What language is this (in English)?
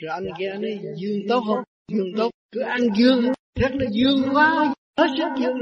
Vietnamese